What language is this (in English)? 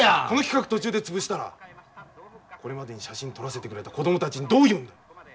Japanese